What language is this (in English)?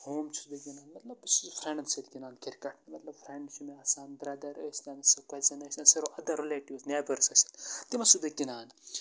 Kashmiri